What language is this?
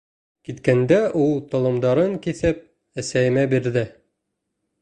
Bashkir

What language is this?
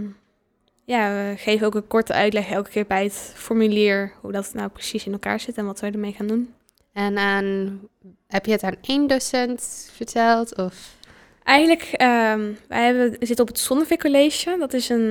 Dutch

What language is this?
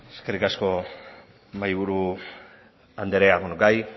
Basque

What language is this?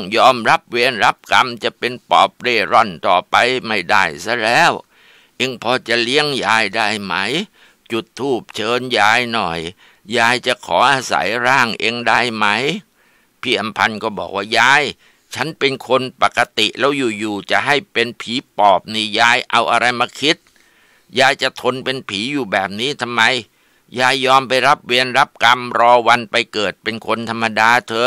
Thai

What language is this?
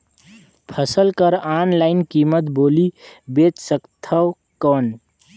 Chhattisgarhi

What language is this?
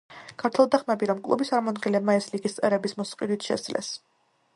Georgian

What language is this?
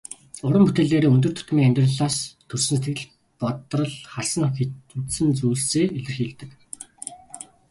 Mongolian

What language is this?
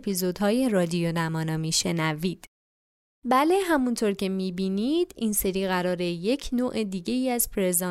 Persian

